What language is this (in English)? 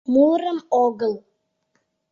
Mari